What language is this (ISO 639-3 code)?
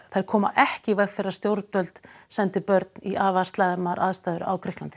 isl